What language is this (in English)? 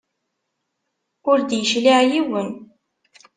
Kabyle